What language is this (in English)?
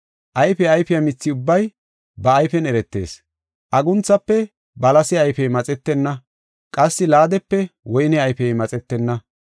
Gofa